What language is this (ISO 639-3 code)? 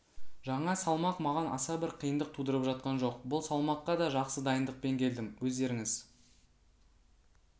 kaz